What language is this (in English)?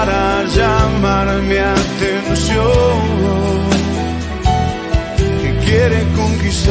Spanish